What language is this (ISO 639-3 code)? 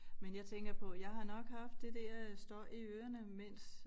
dan